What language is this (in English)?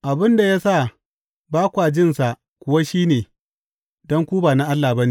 Hausa